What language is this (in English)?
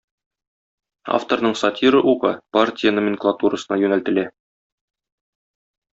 Tatar